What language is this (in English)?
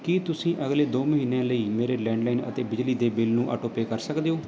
Punjabi